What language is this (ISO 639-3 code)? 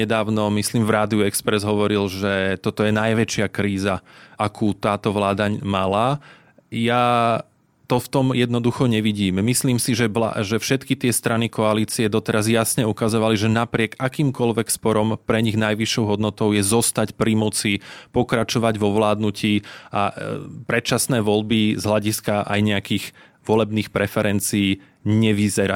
slk